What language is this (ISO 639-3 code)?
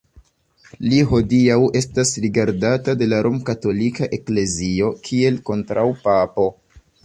epo